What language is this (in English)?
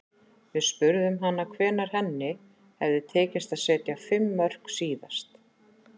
Icelandic